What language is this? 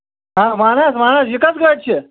Kashmiri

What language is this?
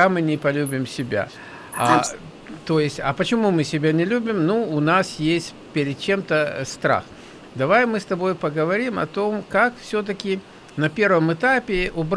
Russian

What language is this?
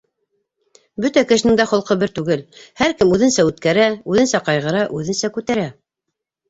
Bashkir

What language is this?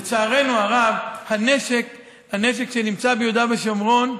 Hebrew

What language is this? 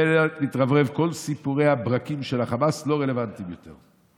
Hebrew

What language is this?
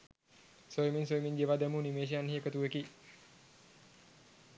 Sinhala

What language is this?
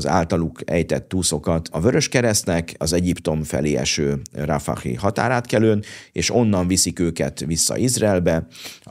Hungarian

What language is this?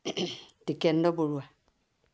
Assamese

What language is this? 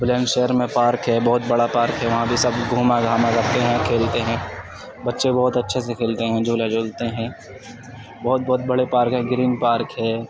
Urdu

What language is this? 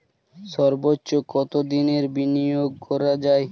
Bangla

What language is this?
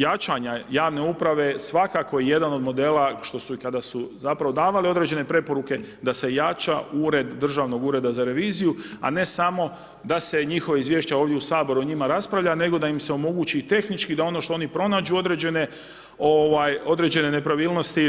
Croatian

